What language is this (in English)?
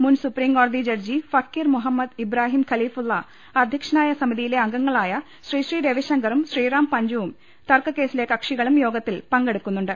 Malayalam